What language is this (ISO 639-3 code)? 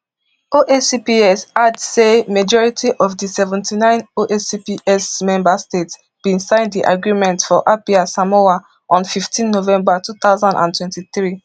pcm